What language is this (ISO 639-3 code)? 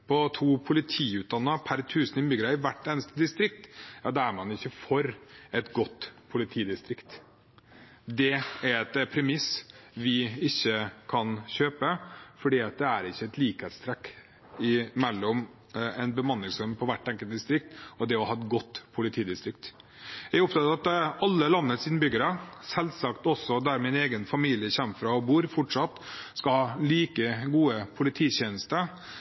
nob